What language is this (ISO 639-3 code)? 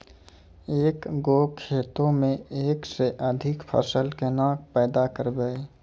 mai